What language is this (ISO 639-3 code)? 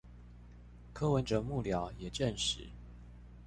zho